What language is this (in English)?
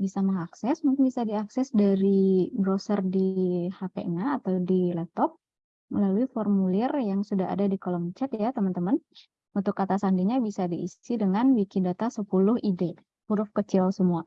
Indonesian